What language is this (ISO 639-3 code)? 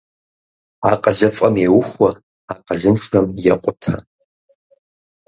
kbd